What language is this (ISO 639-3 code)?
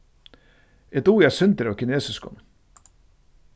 fao